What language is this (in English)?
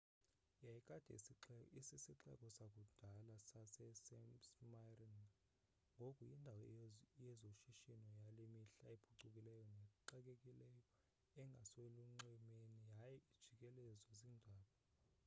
Xhosa